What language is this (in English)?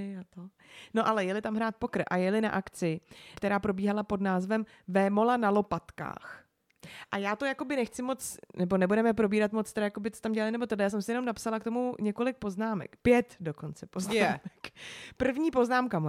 Czech